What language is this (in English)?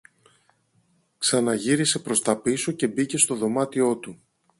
Greek